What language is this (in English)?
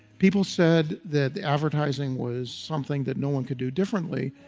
English